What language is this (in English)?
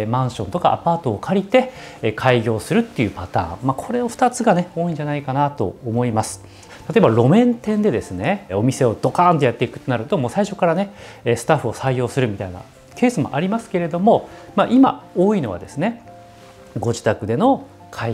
Japanese